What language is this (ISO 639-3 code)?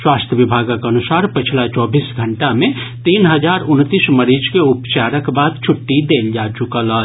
mai